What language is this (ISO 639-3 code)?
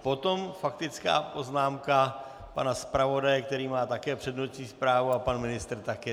ces